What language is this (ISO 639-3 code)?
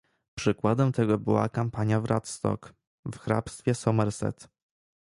pol